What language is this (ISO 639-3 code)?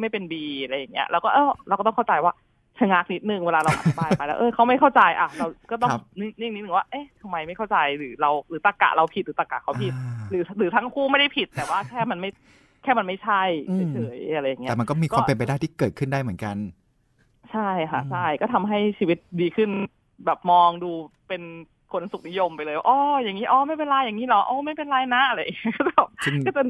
tha